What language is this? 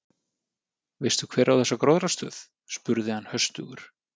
Icelandic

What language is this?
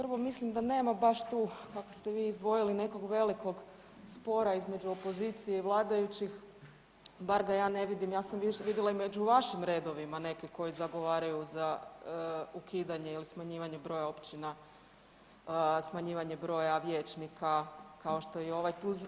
Croatian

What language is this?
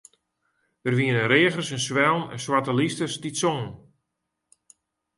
Western Frisian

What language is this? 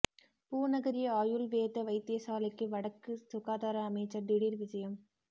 Tamil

